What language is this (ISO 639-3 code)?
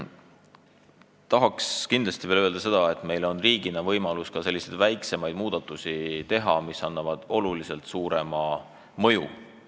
est